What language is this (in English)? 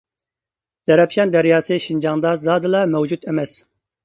Uyghur